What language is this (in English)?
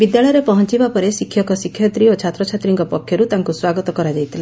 Odia